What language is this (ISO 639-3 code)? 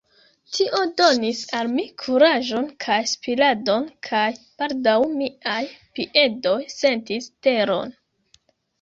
epo